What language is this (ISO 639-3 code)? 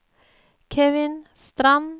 nor